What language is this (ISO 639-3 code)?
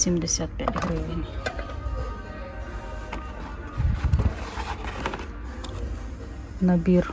ukr